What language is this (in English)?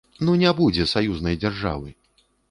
Belarusian